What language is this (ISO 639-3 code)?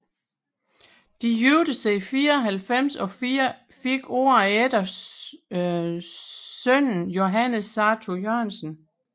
dan